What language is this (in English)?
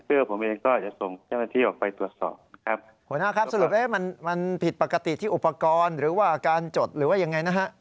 Thai